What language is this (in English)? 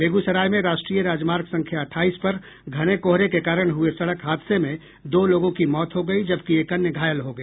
Hindi